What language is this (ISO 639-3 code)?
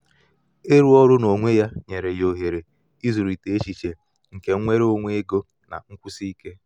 ibo